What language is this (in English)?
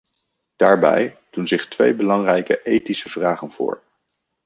Dutch